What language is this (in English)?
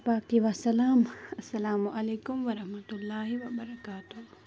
Kashmiri